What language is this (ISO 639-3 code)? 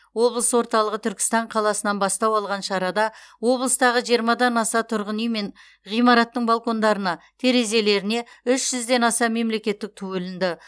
kaz